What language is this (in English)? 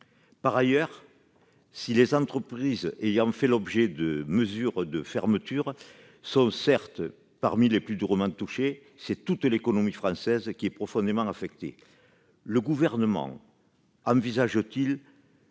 French